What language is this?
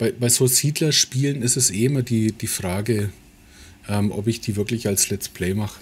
German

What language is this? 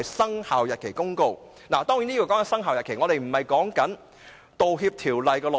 Cantonese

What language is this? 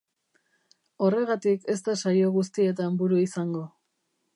Basque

